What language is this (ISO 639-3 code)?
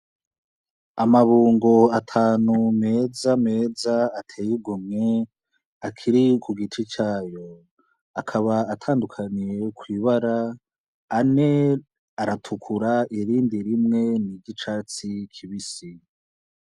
run